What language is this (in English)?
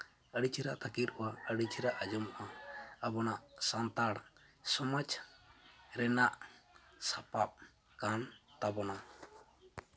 Santali